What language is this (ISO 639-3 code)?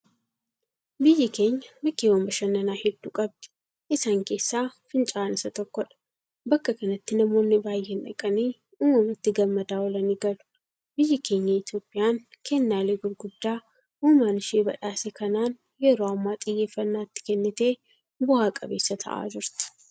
orm